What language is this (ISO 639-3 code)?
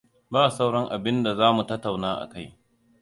hau